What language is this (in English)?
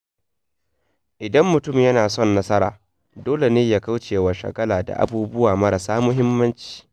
Hausa